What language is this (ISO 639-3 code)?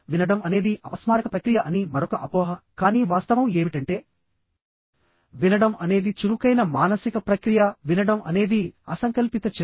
tel